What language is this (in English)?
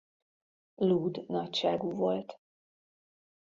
Hungarian